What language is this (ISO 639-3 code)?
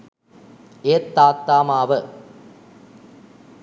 sin